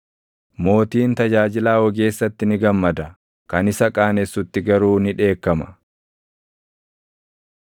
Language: Oromo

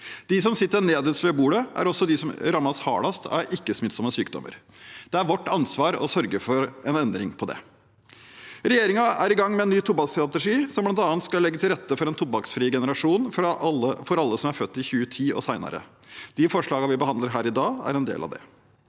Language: Norwegian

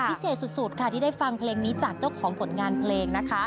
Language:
Thai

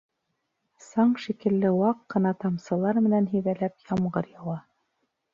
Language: Bashkir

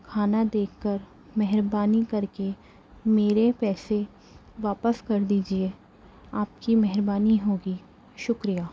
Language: Urdu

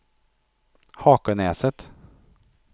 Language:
Swedish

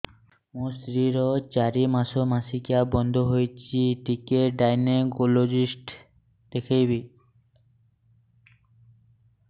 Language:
Odia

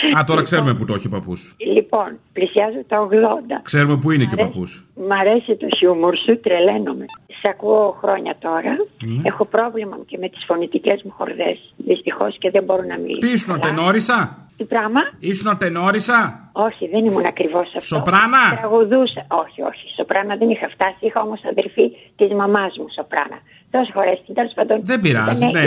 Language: Greek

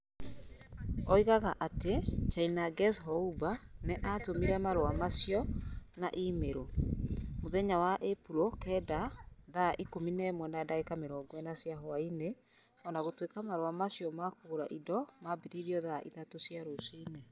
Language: Kikuyu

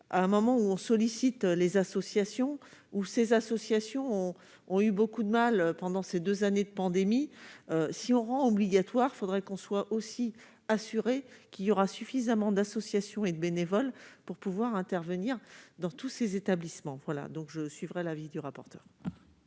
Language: French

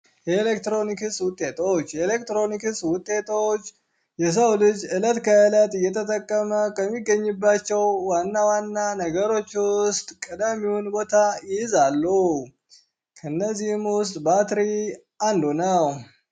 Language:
Amharic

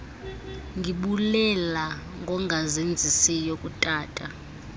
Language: Xhosa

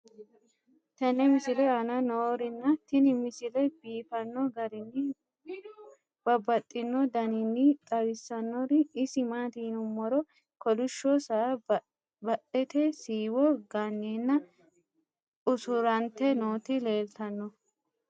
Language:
Sidamo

